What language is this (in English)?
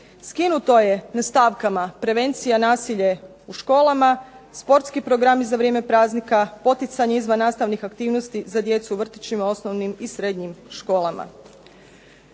Croatian